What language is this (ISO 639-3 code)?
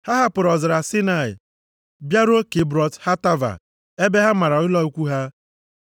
ibo